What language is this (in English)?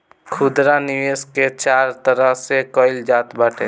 Bhojpuri